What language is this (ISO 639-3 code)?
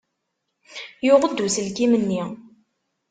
kab